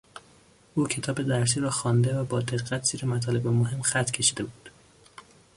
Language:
Persian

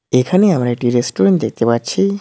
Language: Bangla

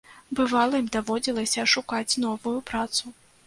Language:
Belarusian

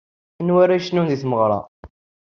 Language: Kabyle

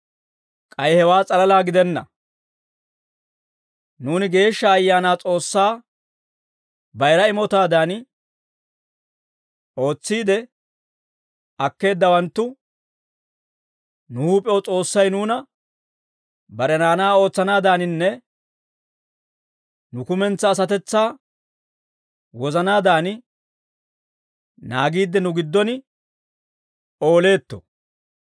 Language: Dawro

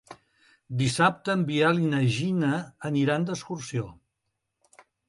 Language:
Catalan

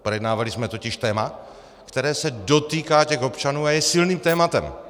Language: Czech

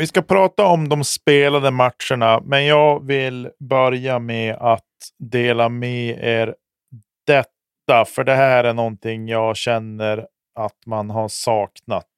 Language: Swedish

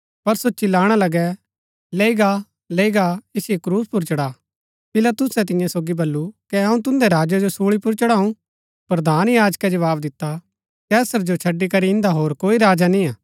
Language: Gaddi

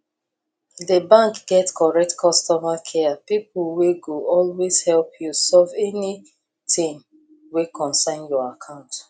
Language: Nigerian Pidgin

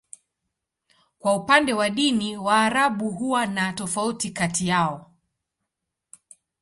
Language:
Swahili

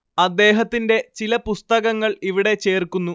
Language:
Malayalam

